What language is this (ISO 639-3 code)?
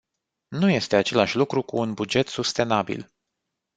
ron